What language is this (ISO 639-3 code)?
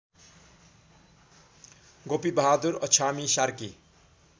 nep